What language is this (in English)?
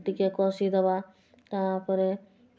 Odia